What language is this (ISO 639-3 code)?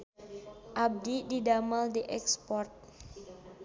sun